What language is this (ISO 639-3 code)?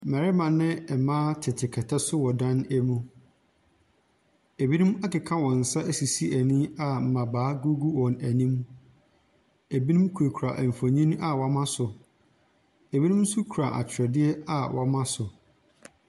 aka